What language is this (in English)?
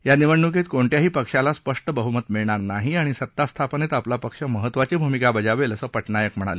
Marathi